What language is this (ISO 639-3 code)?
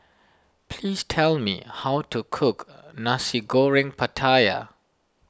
eng